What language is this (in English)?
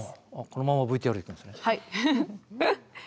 Japanese